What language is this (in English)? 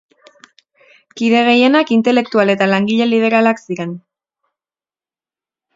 Basque